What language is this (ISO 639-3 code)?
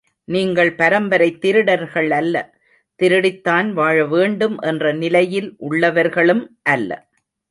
tam